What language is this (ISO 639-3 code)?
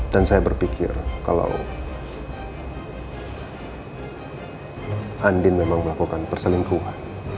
ind